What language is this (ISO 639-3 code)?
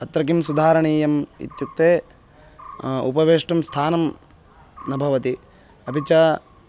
san